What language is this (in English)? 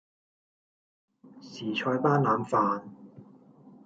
Cantonese